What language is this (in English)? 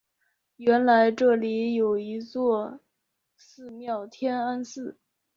Chinese